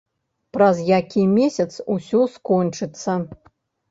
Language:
Belarusian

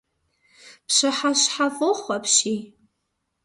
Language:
Kabardian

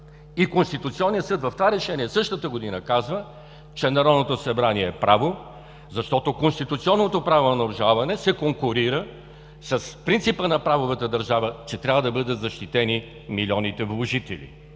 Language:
Bulgarian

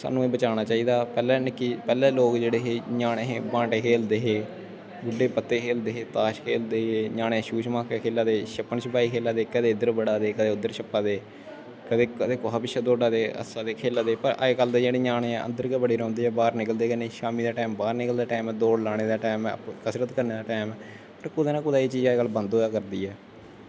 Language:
Dogri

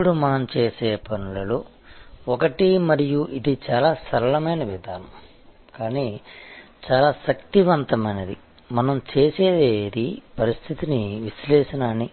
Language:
Telugu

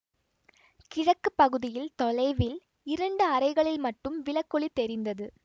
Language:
Tamil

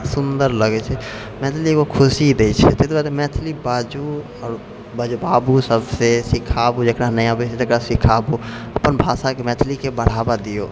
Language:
Maithili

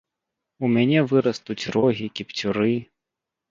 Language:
Belarusian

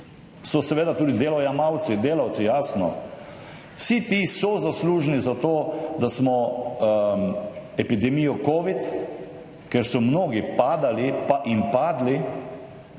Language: Slovenian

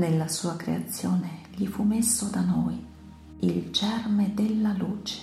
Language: Italian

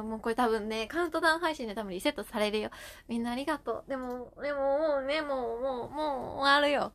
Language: Japanese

